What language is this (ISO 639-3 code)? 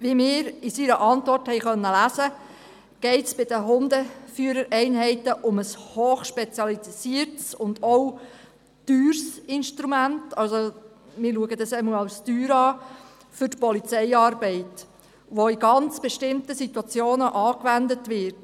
gsw